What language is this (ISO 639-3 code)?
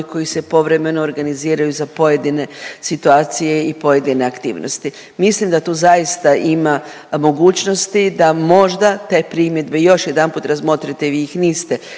hrv